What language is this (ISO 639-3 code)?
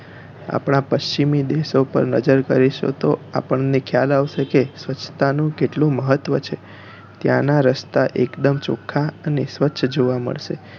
guj